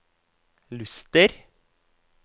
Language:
Norwegian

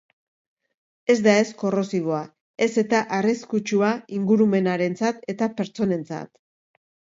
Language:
Basque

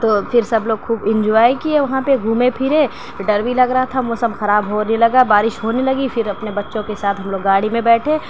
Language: Urdu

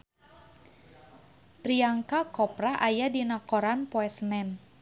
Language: Sundanese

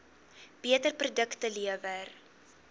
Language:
Afrikaans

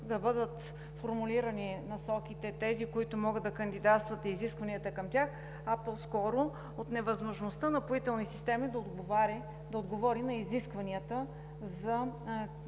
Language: Bulgarian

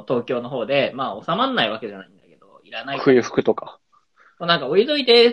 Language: Japanese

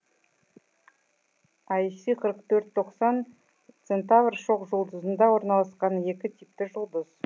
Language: Kazakh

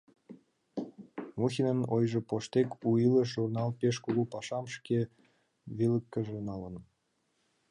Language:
Mari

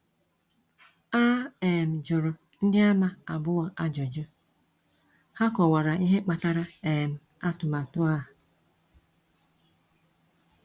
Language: Igbo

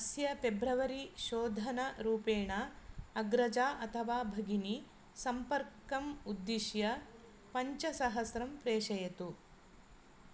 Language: Sanskrit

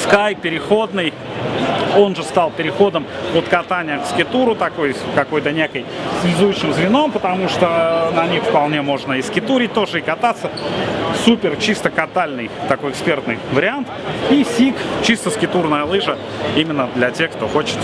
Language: Russian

